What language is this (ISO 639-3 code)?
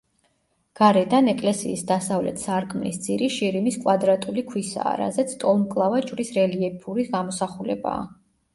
kat